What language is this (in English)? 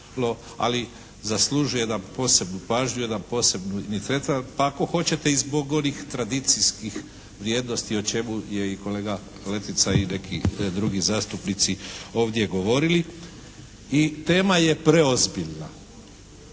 Croatian